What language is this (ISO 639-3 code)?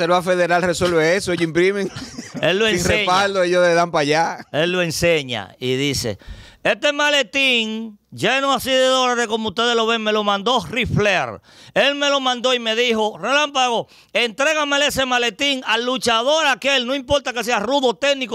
spa